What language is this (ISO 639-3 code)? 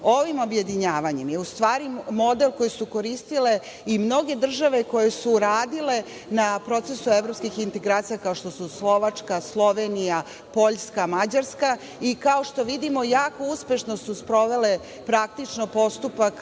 srp